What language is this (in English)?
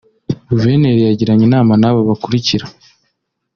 Kinyarwanda